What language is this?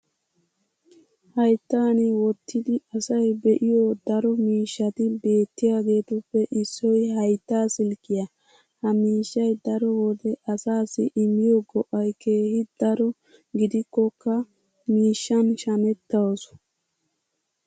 Wolaytta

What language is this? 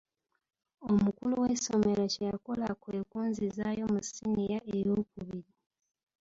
Ganda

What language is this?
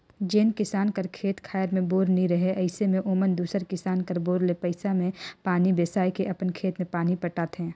Chhattisgarhi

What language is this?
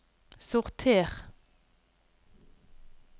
Norwegian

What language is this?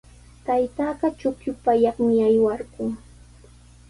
Sihuas Ancash Quechua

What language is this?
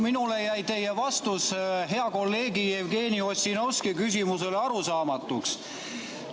Estonian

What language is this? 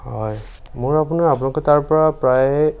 Assamese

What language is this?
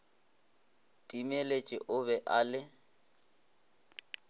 Northern Sotho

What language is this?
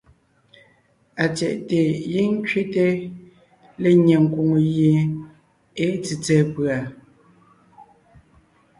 Ngiemboon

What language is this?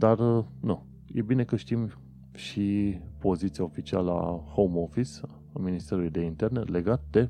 Romanian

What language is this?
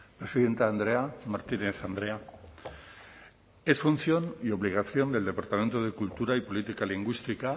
Spanish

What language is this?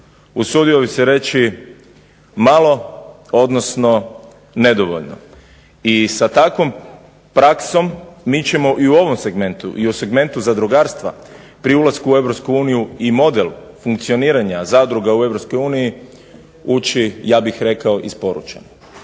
Croatian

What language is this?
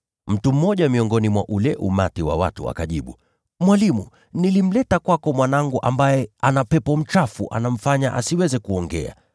Swahili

